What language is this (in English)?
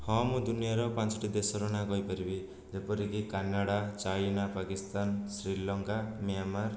Odia